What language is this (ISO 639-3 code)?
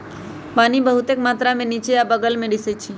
mag